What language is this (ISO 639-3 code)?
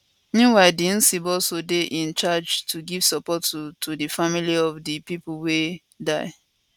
pcm